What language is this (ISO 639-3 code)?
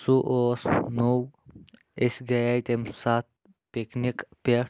kas